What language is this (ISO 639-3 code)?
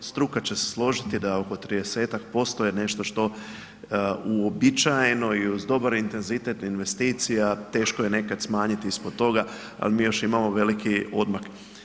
hrv